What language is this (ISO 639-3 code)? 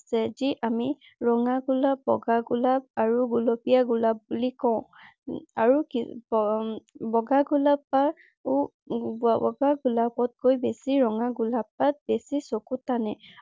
asm